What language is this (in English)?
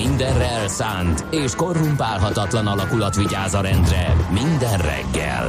Hungarian